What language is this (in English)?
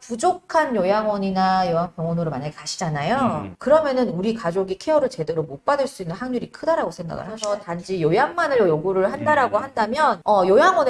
Korean